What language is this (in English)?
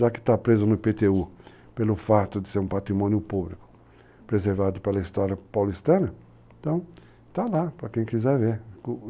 Portuguese